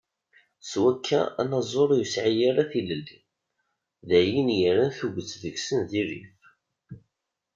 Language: Kabyle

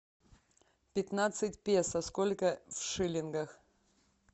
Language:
Russian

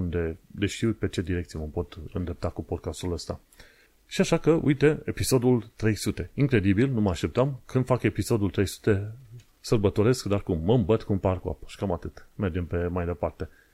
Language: Romanian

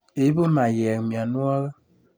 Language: Kalenjin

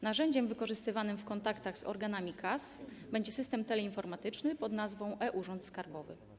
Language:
Polish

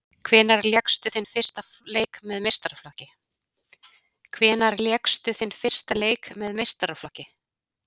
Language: Icelandic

